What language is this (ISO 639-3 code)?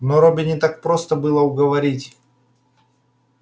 rus